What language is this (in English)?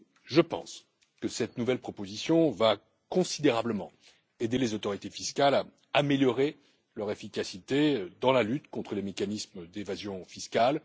French